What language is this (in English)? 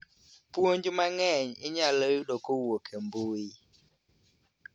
Luo (Kenya and Tanzania)